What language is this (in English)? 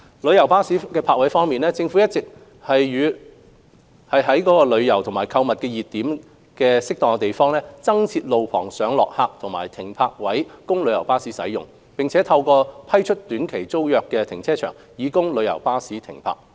Cantonese